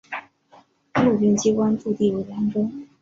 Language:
Chinese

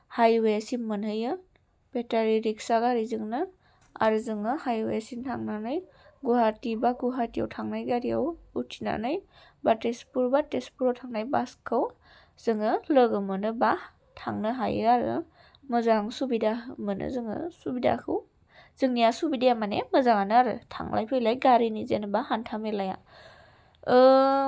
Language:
Bodo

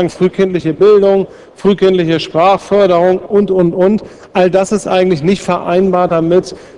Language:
German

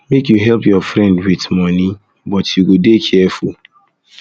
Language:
Nigerian Pidgin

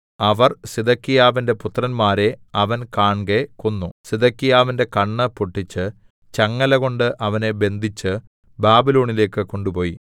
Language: Malayalam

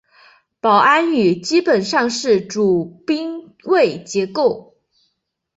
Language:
Chinese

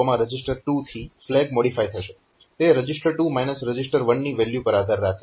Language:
Gujarati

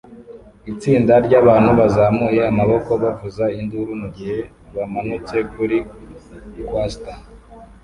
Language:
Kinyarwanda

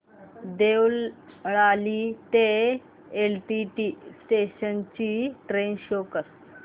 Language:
Marathi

